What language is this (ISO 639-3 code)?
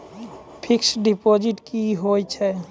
mai